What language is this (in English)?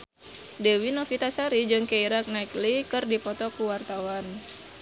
Sundanese